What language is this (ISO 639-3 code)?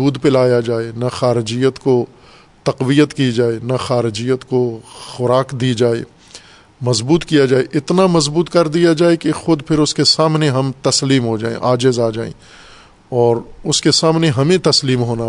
urd